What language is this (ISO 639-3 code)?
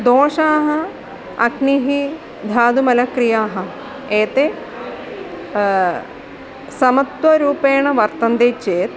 san